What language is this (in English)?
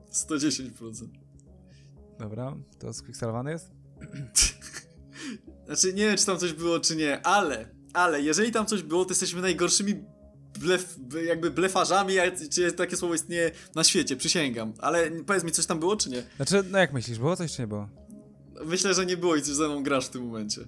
Polish